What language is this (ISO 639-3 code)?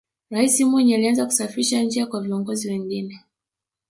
swa